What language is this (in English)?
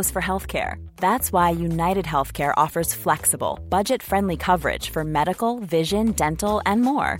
Filipino